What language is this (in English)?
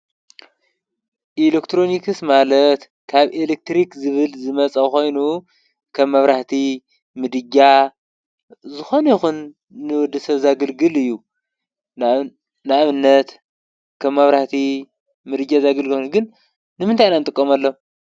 Tigrinya